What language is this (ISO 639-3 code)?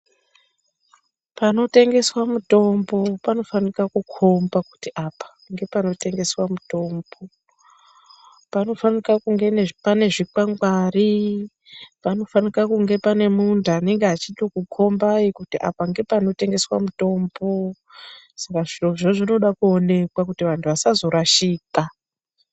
ndc